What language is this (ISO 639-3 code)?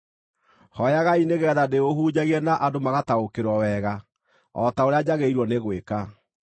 kik